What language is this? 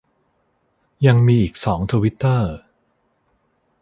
Thai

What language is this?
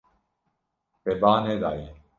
Kurdish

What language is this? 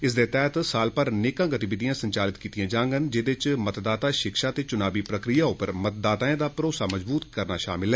Dogri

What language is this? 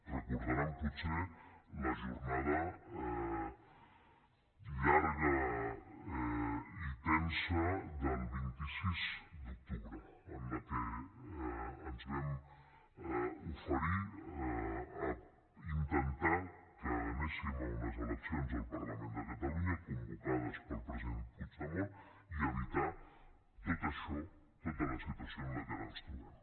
Catalan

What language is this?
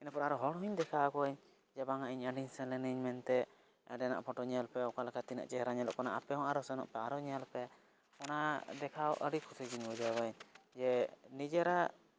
Santali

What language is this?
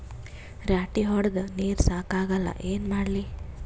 Kannada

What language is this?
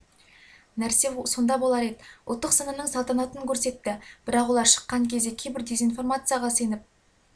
Kazakh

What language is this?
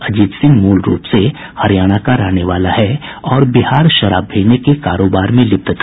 Hindi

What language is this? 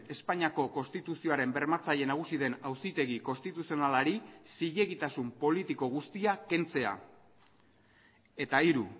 Basque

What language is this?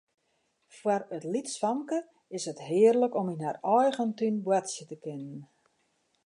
Western Frisian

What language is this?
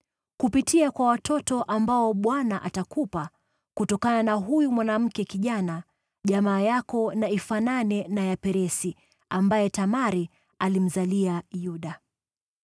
Swahili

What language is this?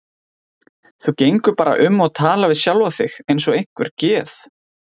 Icelandic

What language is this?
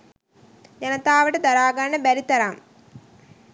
Sinhala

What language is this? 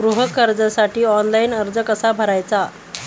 Marathi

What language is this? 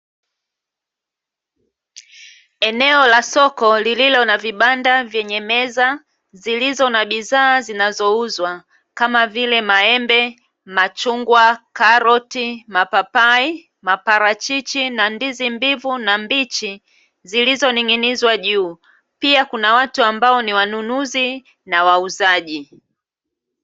Swahili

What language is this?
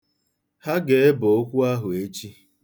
Igbo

